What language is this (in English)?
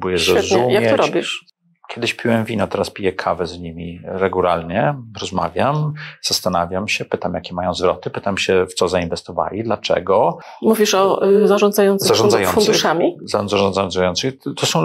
Polish